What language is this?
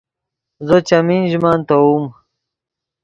Yidgha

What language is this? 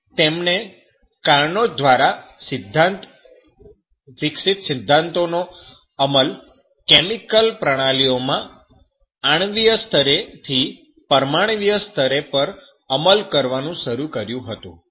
Gujarati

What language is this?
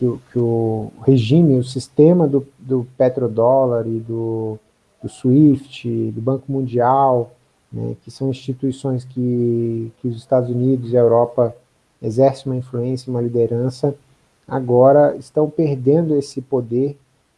Portuguese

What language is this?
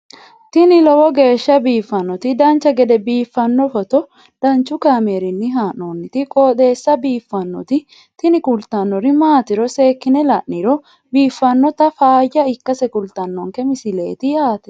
Sidamo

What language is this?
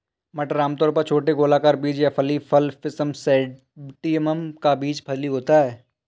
Hindi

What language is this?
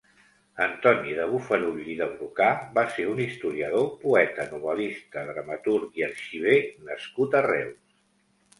Catalan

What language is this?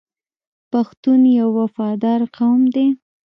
Pashto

